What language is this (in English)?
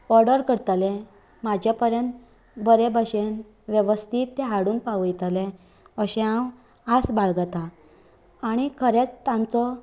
Konkani